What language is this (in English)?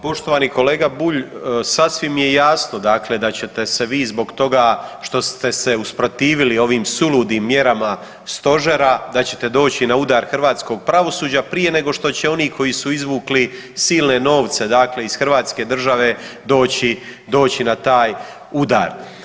Croatian